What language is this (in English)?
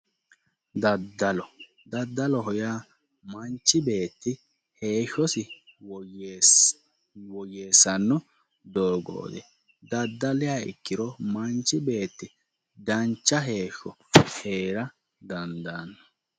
Sidamo